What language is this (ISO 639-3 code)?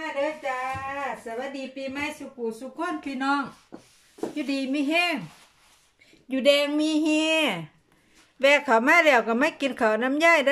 tha